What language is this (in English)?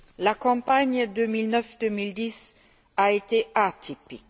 French